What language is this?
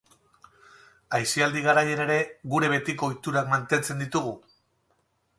Basque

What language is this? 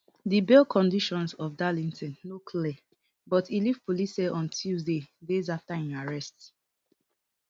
Nigerian Pidgin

